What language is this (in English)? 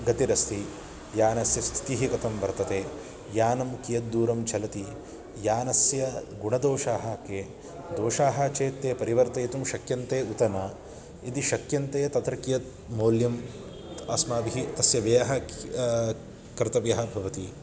Sanskrit